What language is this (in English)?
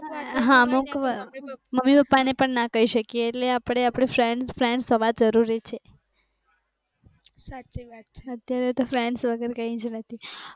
Gujarati